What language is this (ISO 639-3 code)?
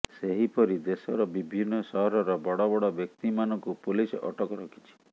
ori